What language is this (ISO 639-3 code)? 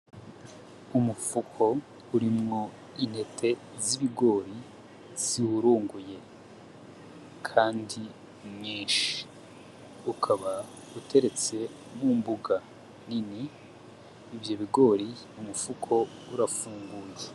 run